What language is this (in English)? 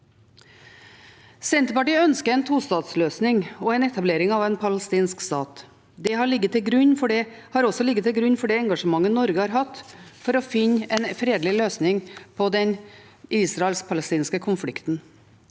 Norwegian